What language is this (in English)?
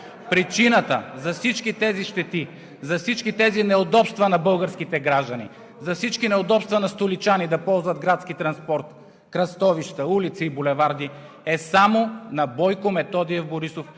Bulgarian